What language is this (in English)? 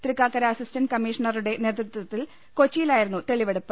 Malayalam